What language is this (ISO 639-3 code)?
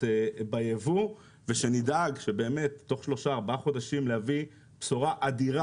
heb